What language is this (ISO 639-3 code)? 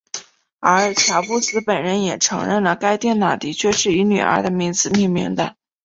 zho